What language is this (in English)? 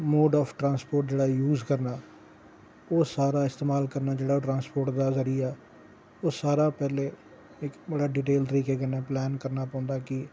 Dogri